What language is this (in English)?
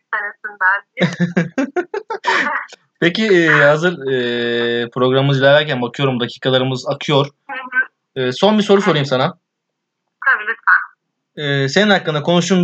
Turkish